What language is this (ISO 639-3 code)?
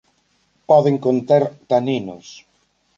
glg